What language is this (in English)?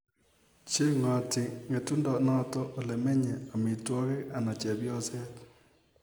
Kalenjin